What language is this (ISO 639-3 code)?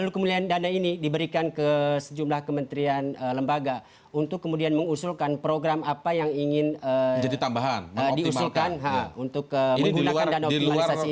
ind